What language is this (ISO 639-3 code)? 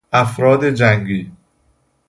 fas